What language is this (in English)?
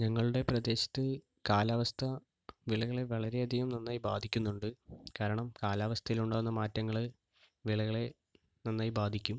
Malayalam